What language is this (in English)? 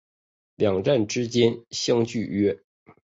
Chinese